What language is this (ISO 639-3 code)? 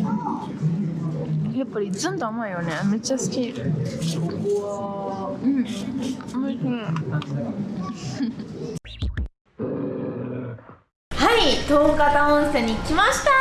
jpn